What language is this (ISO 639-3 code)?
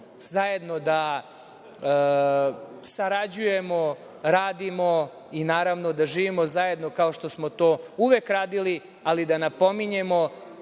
srp